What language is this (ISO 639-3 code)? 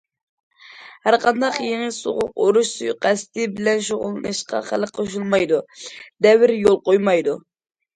uig